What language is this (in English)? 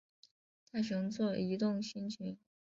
Chinese